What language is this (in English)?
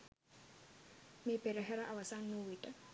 Sinhala